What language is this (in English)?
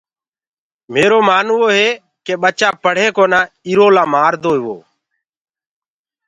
Gurgula